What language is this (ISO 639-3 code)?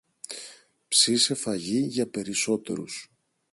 ell